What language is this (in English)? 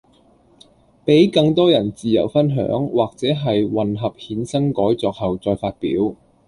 Cantonese